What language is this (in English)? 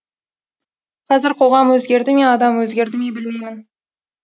Kazakh